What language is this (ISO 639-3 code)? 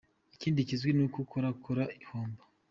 kin